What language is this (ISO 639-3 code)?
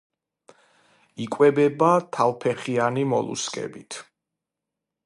kat